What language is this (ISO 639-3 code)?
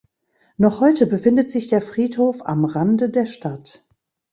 deu